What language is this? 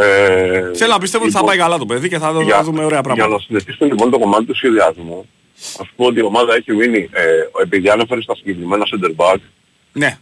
Greek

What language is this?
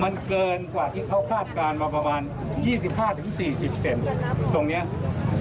Thai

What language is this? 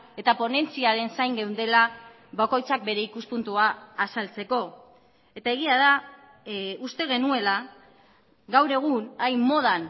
Basque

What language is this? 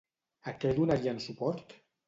Catalan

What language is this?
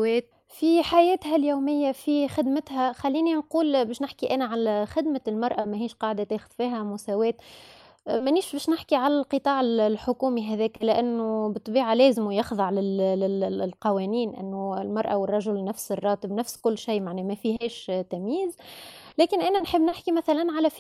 Arabic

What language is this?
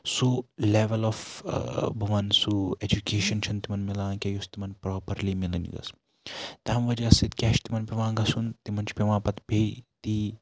Kashmiri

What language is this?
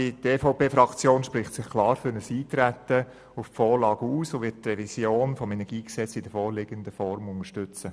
Swiss German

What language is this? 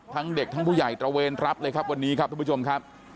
Thai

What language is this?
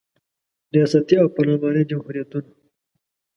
Pashto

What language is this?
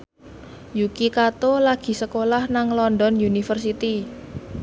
Javanese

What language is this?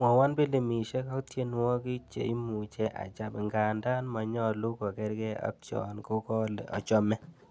Kalenjin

